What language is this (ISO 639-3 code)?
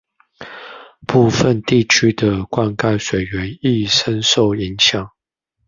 zho